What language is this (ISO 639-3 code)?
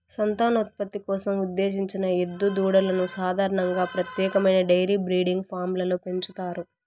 tel